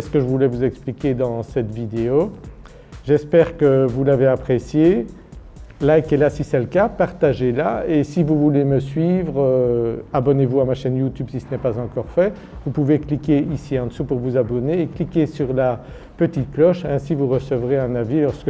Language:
French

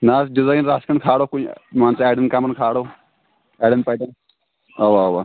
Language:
Kashmiri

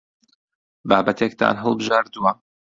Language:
Central Kurdish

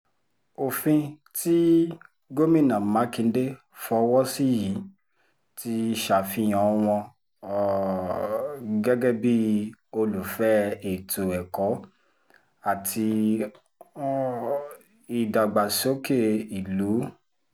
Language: Yoruba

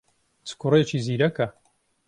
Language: Central Kurdish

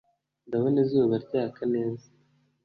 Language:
Kinyarwanda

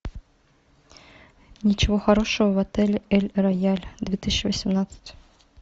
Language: Russian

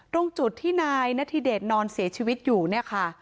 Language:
Thai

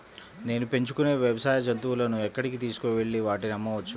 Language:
Telugu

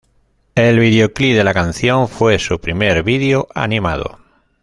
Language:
Spanish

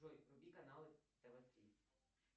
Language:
Russian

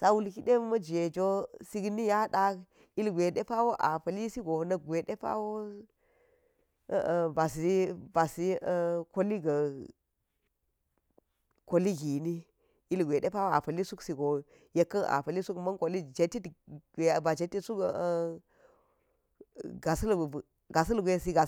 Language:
Geji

